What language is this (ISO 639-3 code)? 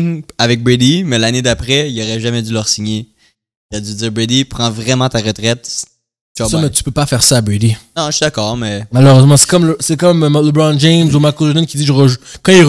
fra